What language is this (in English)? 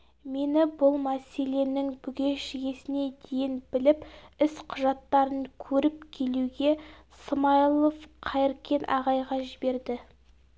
Kazakh